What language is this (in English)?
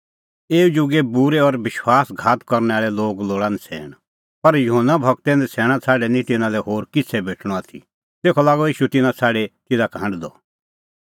Kullu Pahari